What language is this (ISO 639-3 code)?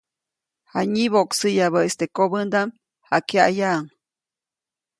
zoc